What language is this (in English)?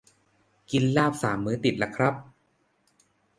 Thai